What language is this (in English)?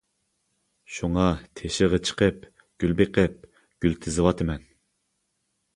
Uyghur